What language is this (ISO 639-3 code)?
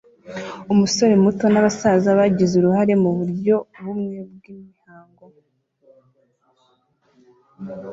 kin